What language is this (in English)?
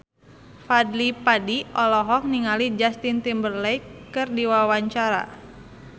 Sundanese